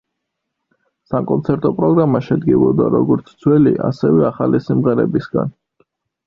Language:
Georgian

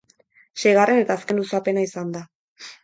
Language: Basque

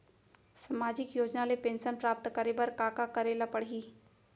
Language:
Chhattisgarhi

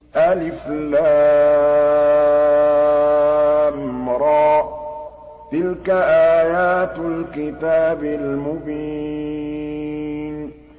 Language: Arabic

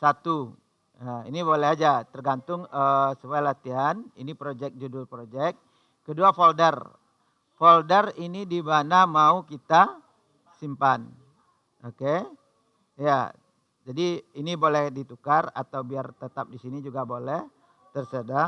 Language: Indonesian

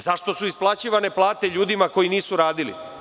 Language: Serbian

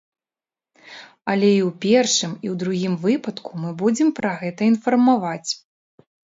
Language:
Belarusian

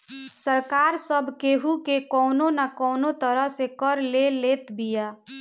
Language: Bhojpuri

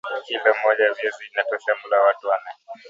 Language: Swahili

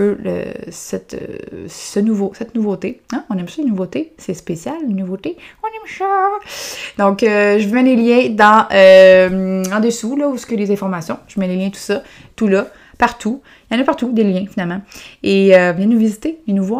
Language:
French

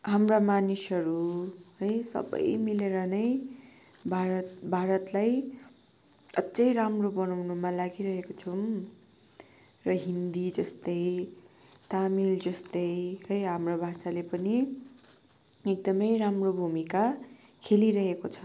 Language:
Nepali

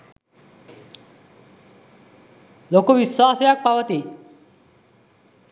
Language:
Sinhala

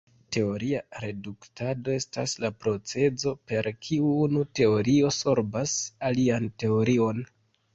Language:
Esperanto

